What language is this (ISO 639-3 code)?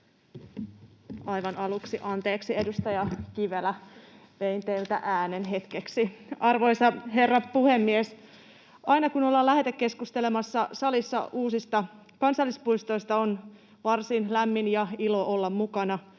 fin